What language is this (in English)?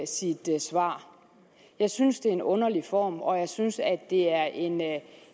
Danish